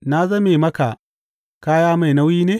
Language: Hausa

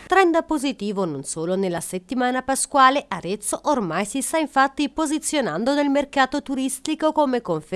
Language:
Italian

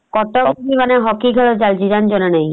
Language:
Odia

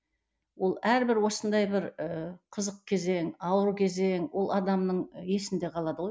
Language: Kazakh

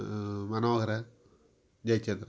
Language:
Tamil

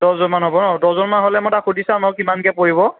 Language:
Assamese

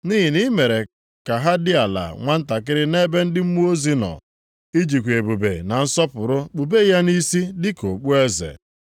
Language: Igbo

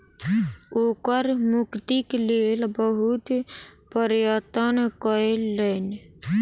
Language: Maithili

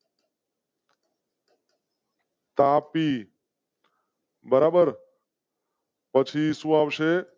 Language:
Gujarati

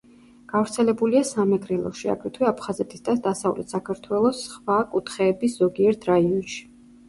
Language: Georgian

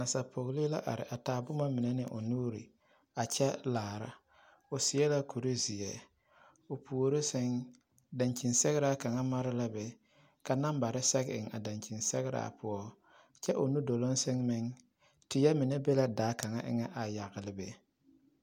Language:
Southern Dagaare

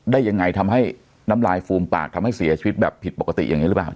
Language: Thai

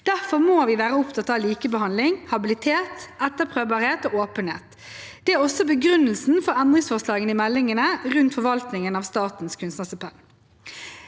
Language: Norwegian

